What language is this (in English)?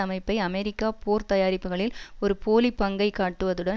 Tamil